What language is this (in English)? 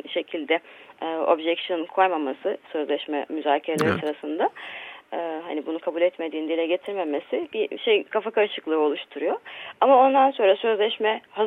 Turkish